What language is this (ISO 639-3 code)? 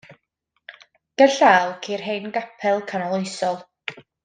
cym